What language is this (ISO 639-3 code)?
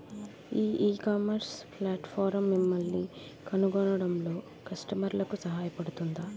tel